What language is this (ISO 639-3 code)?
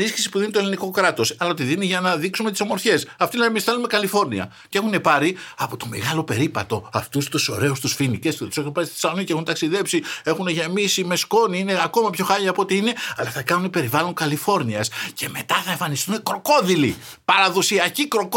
ell